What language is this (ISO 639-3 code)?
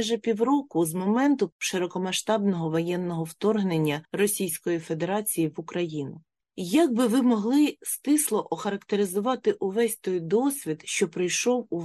ukr